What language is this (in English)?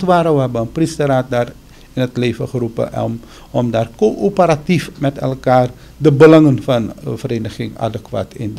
Dutch